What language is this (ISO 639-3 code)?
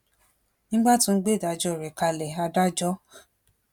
yor